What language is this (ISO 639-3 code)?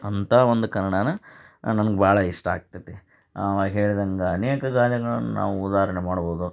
kan